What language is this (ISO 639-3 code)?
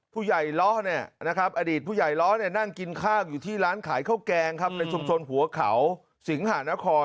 tha